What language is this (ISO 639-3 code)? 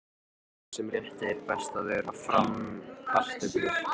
isl